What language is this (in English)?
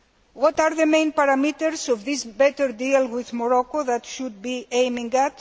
English